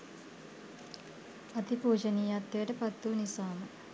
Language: Sinhala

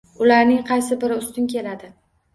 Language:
Uzbek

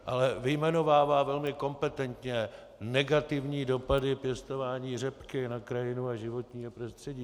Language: Czech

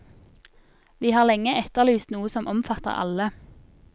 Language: Norwegian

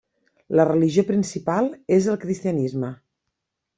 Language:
Catalan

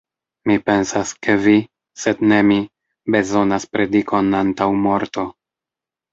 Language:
Esperanto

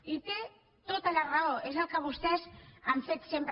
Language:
Catalan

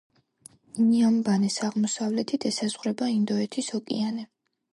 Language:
Georgian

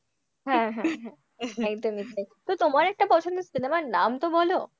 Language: Bangla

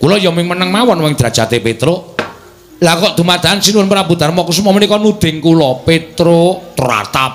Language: Indonesian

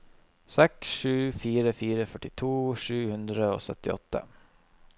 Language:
Norwegian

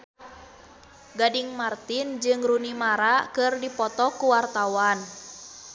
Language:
Sundanese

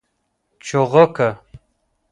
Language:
Pashto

